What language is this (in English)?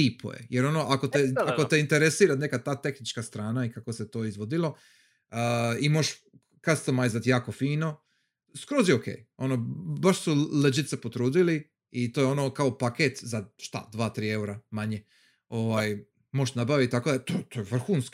Croatian